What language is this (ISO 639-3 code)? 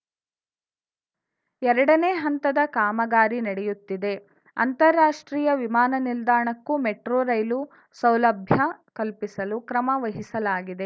kan